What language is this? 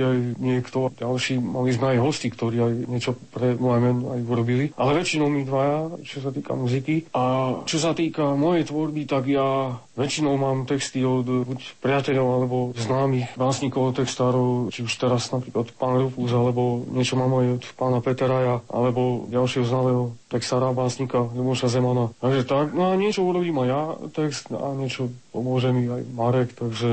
Slovak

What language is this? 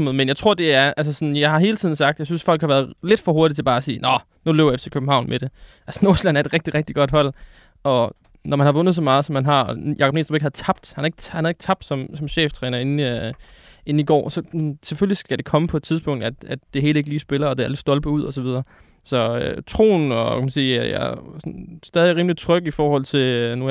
Danish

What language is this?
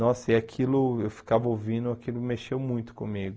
Portuguese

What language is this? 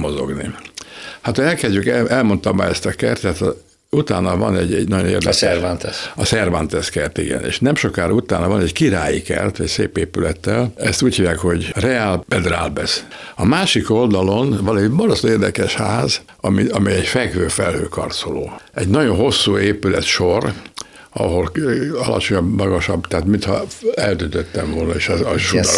Hungarian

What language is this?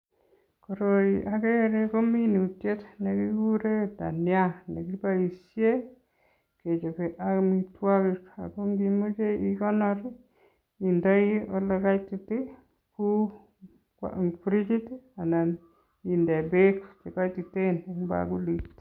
Kalenjin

